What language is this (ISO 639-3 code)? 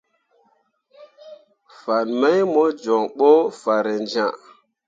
mua